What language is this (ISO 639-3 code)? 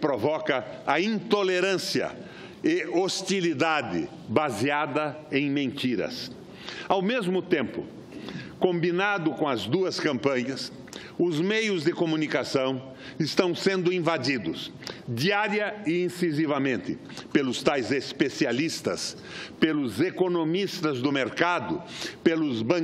por